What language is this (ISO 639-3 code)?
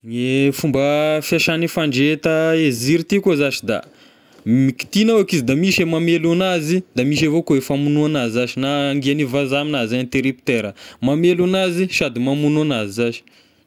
tkg